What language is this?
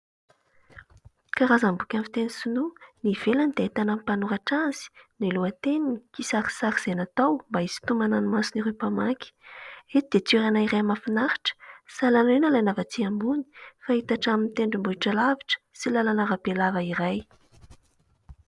Malagasy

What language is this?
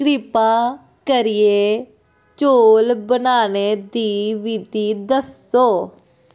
Dogri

